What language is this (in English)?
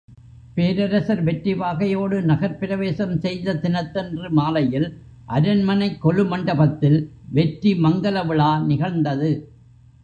Tamil